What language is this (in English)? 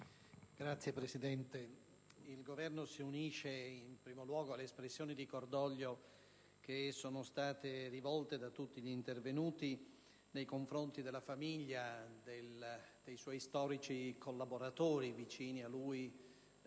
Italian